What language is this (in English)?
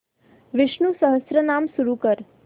Marathi